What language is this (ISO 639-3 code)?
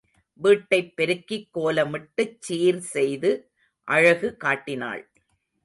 tam